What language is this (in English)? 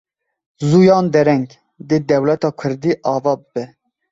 Kurdish